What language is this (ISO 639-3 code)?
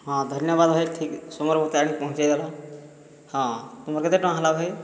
ori